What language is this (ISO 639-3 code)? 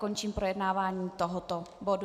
ces